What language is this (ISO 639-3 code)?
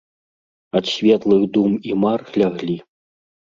bel